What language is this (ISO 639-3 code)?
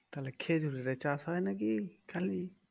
ben